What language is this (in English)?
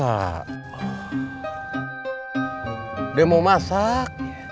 Indonesian